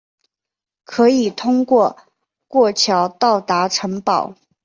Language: Chinese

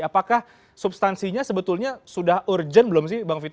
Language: Indonesian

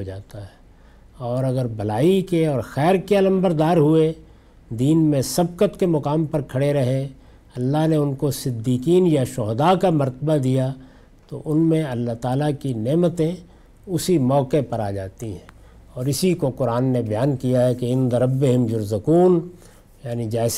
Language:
Urdu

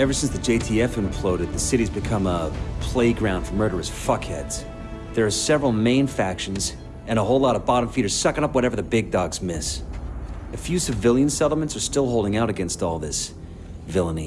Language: English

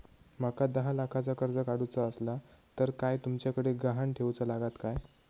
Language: Marathi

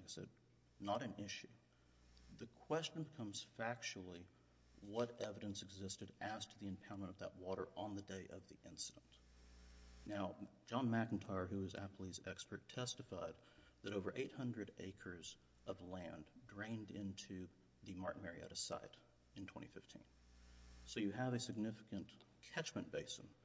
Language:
English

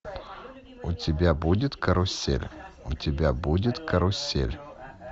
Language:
Russian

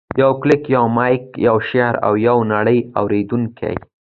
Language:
Pashto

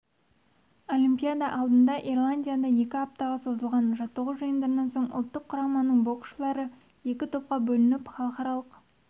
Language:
Kazakh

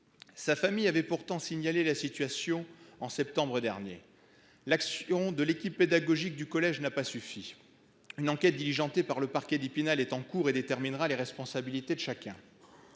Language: French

